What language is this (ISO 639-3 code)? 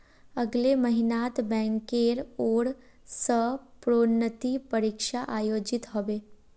mag